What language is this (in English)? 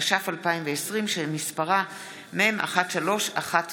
Hebrew